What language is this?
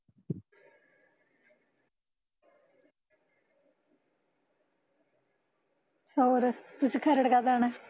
Punjabi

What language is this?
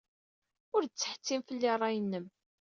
Kabyle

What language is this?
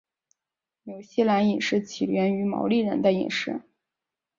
Chinese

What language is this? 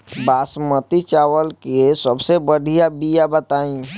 Bhojpuri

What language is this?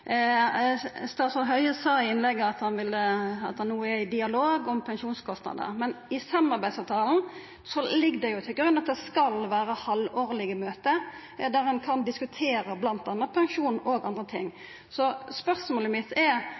Norwegian Nynorsk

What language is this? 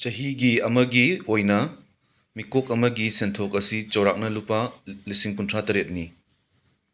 Manipuri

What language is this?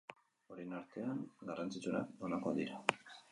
Basque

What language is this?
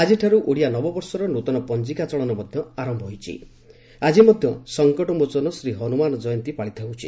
Odia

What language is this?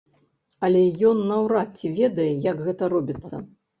Belarusian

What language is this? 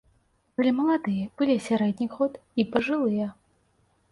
Belarusian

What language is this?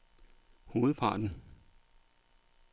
Danish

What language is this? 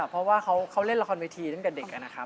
Thai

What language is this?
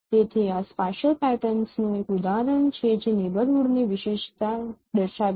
Gujarati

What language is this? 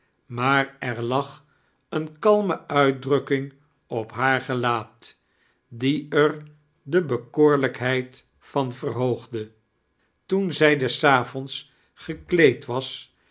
Dutch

